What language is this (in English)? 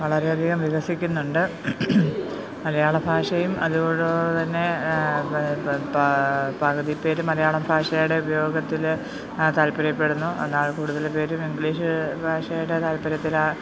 Malayalam